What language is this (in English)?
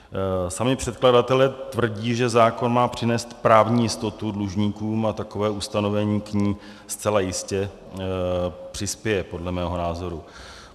Czech